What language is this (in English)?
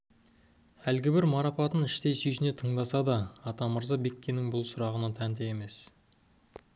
Kazakh